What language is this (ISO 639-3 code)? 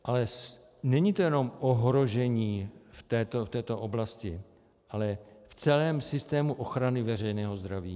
ces